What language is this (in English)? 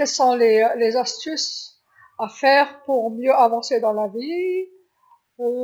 Algerian Arabic